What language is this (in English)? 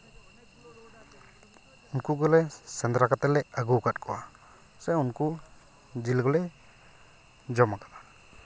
Santali